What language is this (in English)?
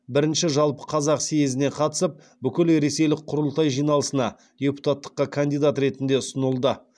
Kazakh